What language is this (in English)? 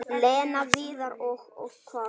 Icelandic